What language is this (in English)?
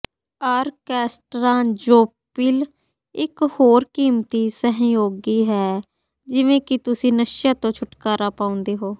Punjabi